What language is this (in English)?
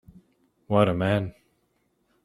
English